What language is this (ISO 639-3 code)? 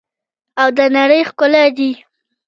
pus